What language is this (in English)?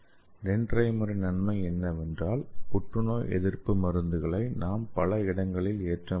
Tamil